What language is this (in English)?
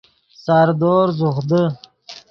Yidgha